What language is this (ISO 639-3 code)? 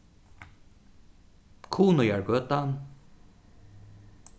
fao